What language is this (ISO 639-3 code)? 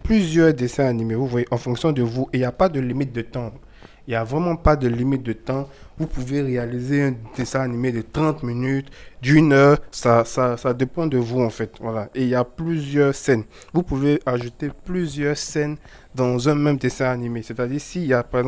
fra